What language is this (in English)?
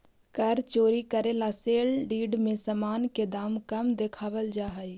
Magahi